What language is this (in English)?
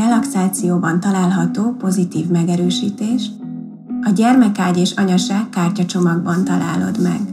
Hungarian